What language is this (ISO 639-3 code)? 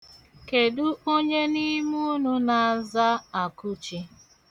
ibo